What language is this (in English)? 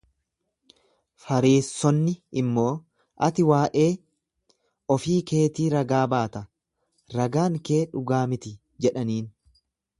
Oromo